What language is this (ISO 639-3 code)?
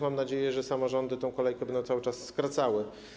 pol